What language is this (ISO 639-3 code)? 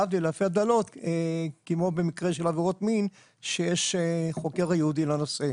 heb